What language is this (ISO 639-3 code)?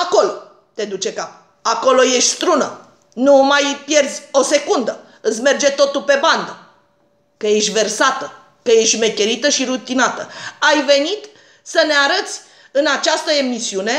ron